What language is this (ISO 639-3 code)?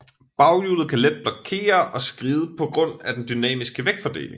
dan